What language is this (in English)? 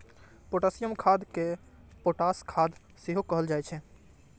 Maithili